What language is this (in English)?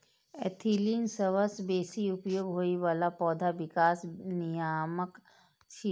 Maithili